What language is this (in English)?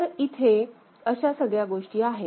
Marathi